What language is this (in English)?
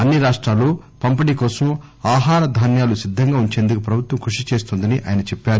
Telugu